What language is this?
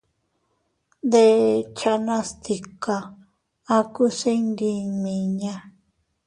Teutila Cuicatec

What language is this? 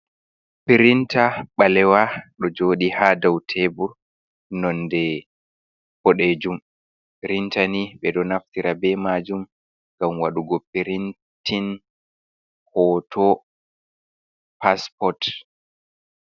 Fula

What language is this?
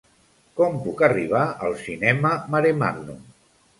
Catalan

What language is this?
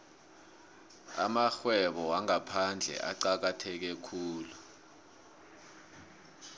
South Ndebele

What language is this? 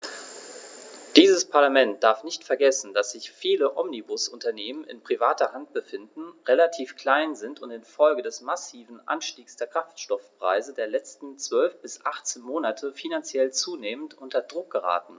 German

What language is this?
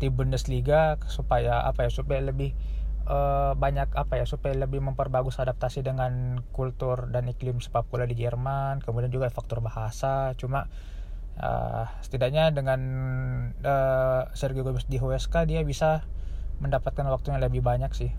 Indonesian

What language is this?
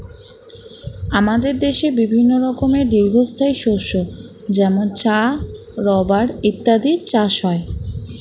Bangla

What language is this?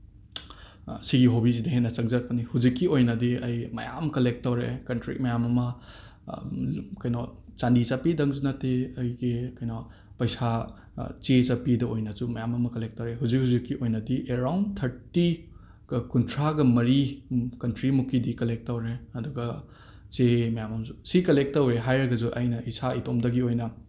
Manipuri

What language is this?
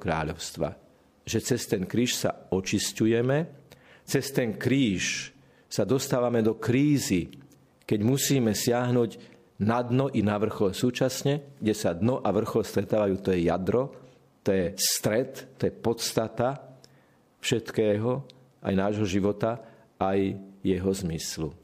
Slovak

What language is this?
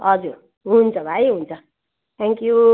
Nepali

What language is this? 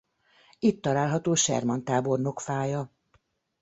Hungarian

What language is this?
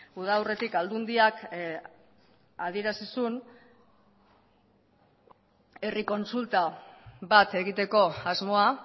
Basque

